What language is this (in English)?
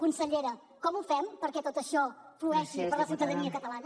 Catalan